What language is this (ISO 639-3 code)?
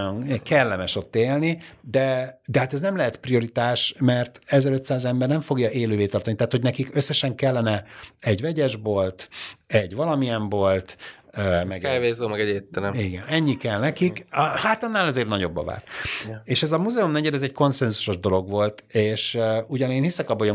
hun